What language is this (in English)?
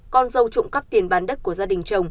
Vietnamese